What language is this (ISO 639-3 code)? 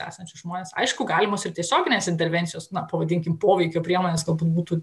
lit